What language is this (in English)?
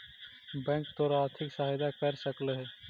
Magahi